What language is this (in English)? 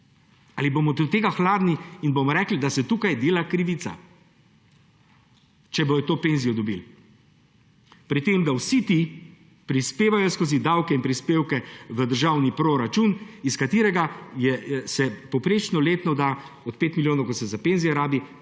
Slovenian